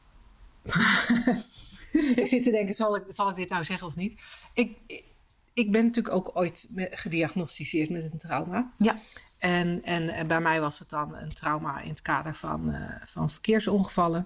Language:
Dutch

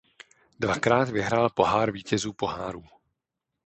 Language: Czech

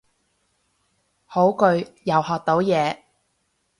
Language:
Cantonese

